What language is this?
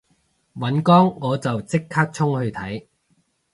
Cantonese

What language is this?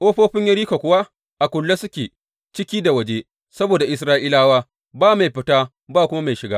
Hausa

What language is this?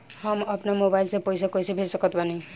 Bhojpuri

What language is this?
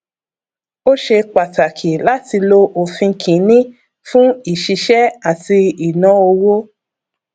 Yoruba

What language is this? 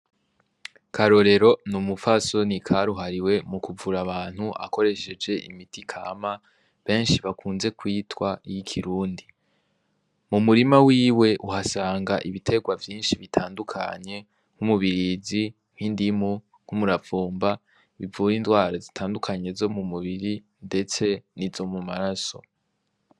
Rundi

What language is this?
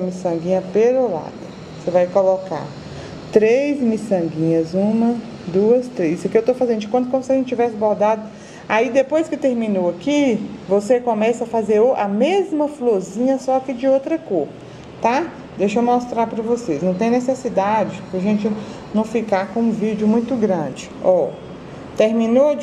Portuguese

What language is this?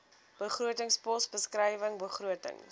Afrikaans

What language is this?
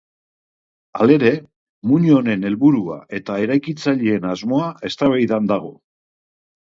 Basque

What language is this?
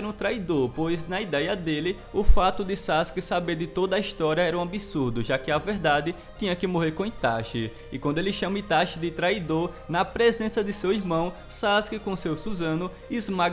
Portuguese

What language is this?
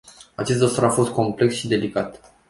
Romanian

